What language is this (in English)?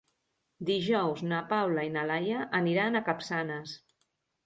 Catalan